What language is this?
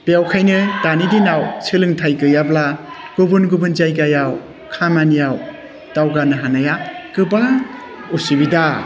Bodo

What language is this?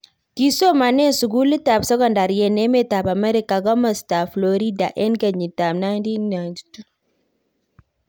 Kalenjin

